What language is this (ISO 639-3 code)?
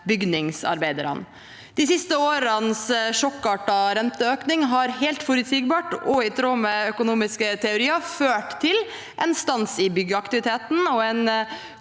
nor